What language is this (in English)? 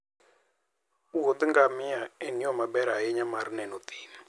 Luo (Kenya and Tanzania)